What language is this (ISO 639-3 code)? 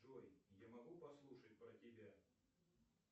rus